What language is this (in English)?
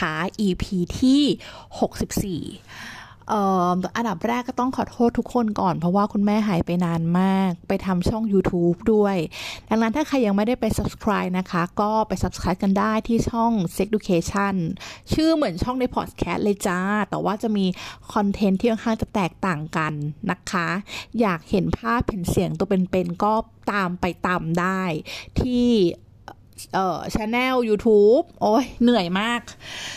Thai